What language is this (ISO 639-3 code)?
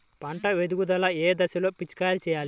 tel